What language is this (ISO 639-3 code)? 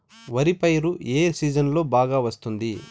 tel